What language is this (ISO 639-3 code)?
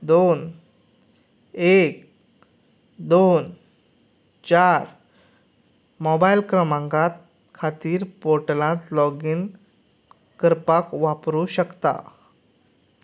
kok